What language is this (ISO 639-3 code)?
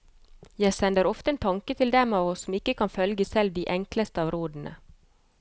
nor